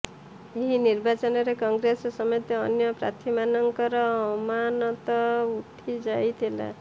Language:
Odia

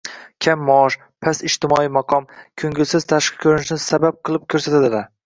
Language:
Uzbek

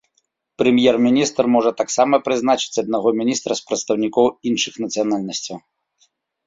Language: Belarusian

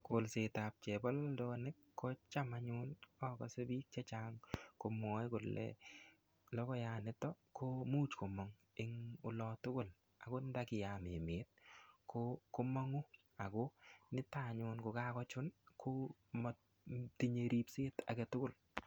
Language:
Kalenjin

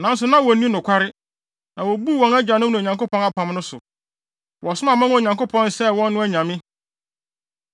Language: Akan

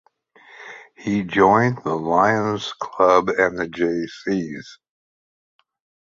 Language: English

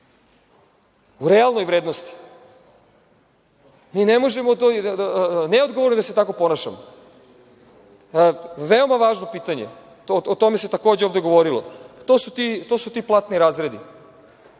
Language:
Serbian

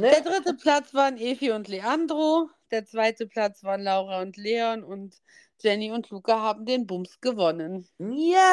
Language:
German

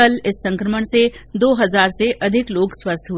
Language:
Hindi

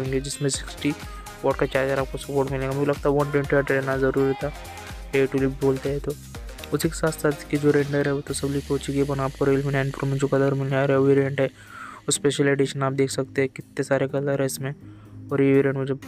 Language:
Hindi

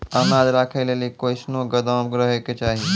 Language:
Maithili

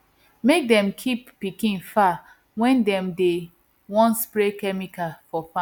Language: Nigerian Pidgin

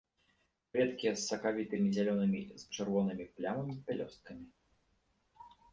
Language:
Belarusian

